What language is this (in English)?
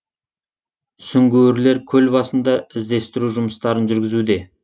Kazakh